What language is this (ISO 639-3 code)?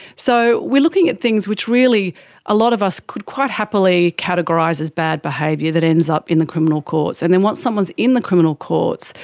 eng